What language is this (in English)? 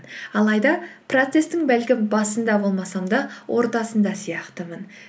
Kazakh